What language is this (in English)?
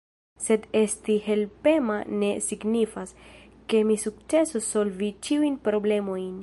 Esperanto